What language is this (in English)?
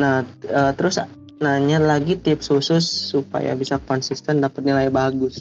Indonesian